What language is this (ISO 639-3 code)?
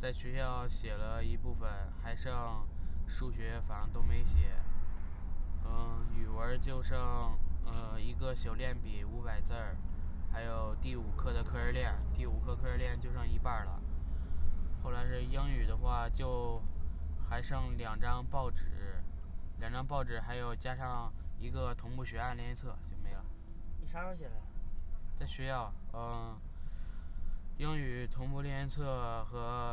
zho